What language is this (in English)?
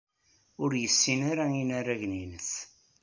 Kabyle